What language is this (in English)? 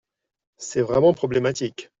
French